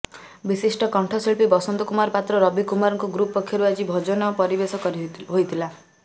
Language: Odia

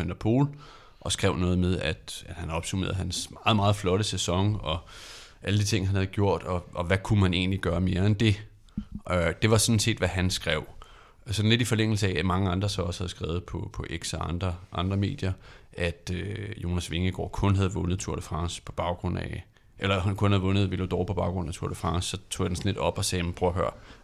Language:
Danish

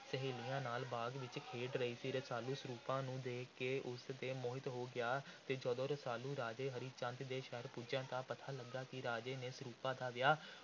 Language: Punjabi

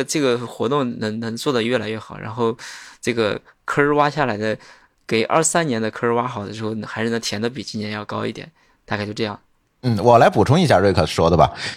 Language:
Chinese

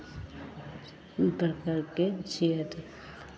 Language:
Maithili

